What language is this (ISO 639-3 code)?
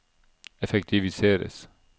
nor